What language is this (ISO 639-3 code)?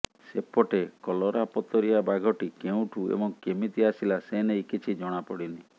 ori